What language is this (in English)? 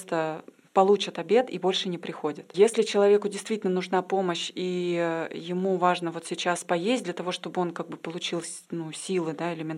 Russian